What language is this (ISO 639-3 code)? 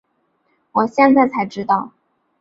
zho